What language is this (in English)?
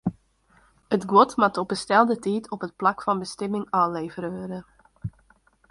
Western Frisian